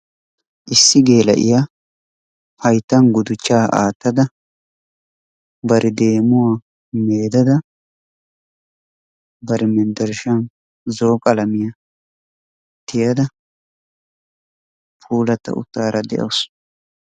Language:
Wolaytta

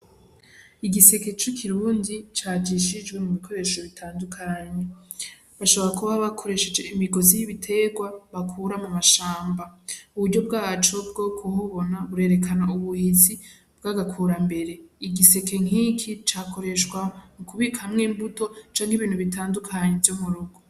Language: Rundi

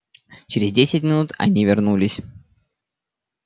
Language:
Russian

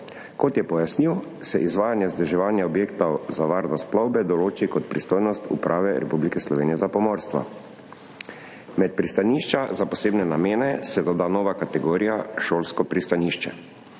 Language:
Slovenian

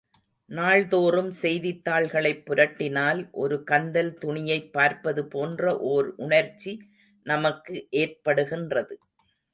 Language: Tamil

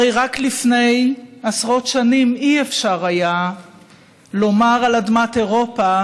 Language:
Hebrew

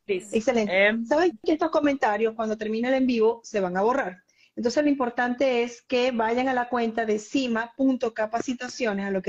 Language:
Spanish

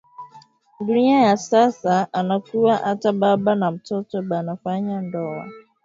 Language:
Swahili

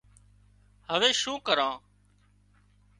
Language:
Wadiyara Koli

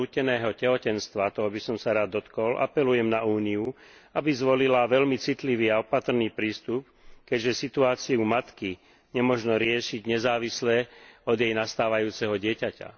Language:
Slovak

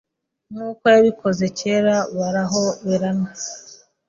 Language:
Kinyarwanda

